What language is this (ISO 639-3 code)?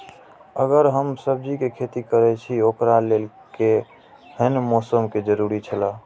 mai